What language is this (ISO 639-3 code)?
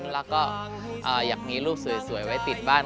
tha